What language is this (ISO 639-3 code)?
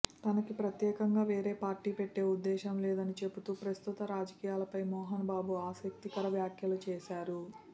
tel